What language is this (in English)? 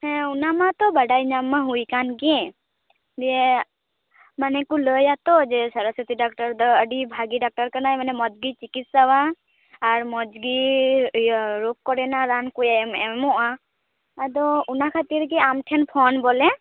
Santali